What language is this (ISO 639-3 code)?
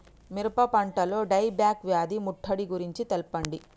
tel